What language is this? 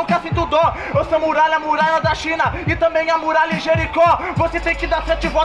Portuguese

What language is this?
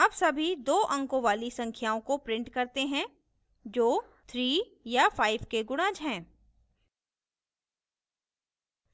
Hindi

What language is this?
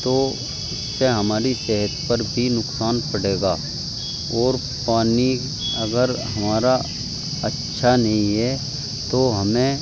Urdu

